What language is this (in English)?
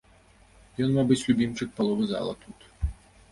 Belarusian